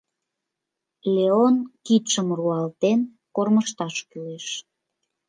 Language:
Mari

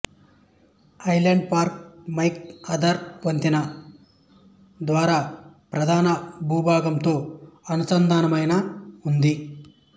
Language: Telugu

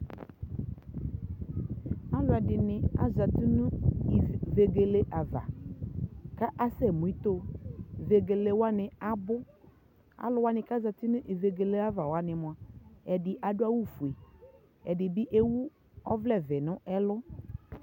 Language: Ikposo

